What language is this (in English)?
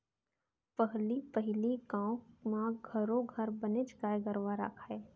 Chhattisgarhi